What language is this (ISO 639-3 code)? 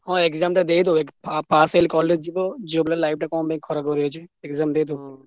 ori